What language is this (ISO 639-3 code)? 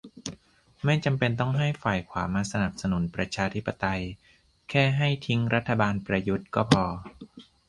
tha